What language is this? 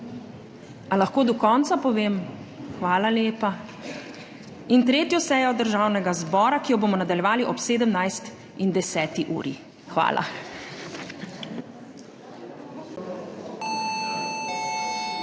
Slovenian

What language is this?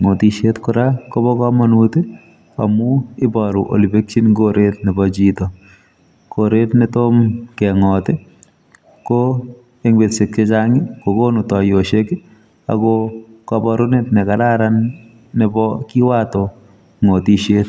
Kalenjin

